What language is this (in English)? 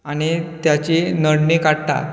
Konkani